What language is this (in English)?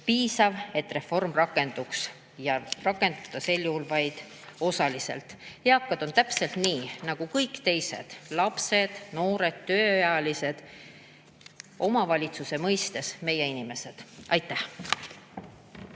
Estonian